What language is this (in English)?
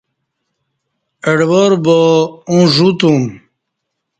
Kati